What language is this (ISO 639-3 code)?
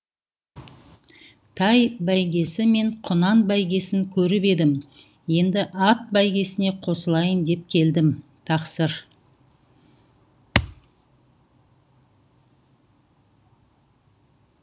kaz